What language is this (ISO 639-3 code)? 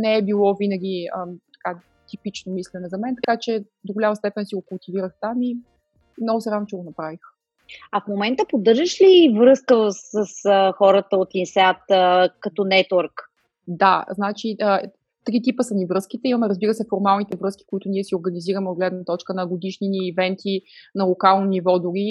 bul